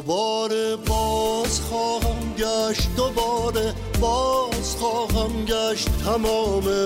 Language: Persian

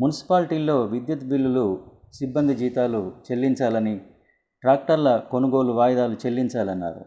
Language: Telugu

